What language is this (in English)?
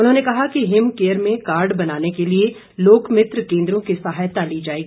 Hindi